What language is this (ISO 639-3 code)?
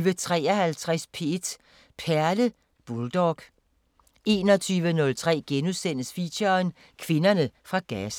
dan